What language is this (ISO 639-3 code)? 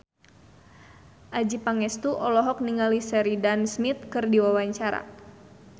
sun